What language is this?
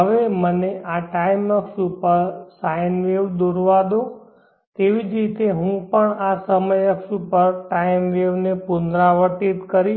Gujarati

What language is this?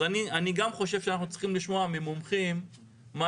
Hebrew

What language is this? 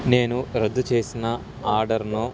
Telugu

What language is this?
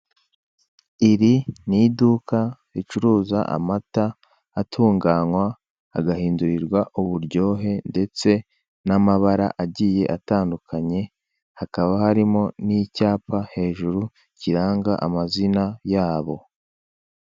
Kinyarwanda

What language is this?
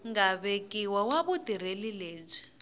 Tsonga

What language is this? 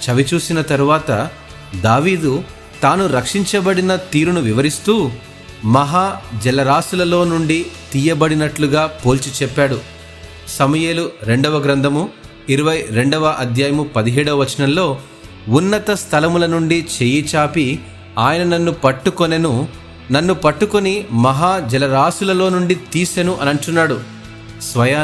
Telugu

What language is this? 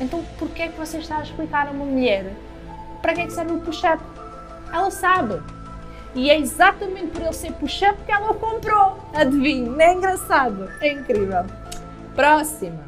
Portuguese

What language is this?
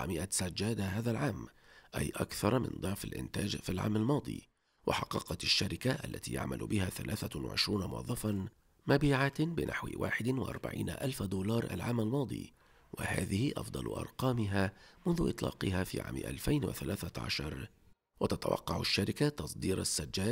Arabic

